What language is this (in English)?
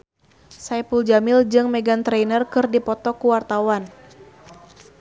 Sundanese